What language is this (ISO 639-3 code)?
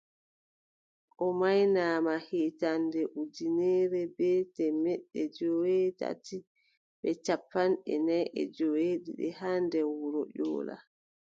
fub